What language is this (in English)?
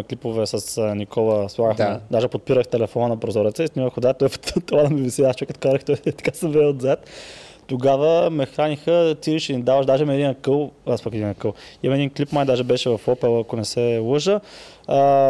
Bulgarian